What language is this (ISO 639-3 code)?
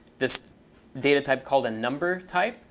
eng